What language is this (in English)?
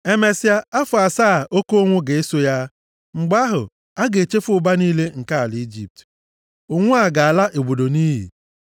Igbo